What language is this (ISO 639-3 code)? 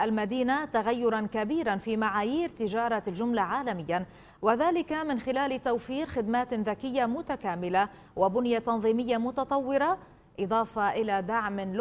ara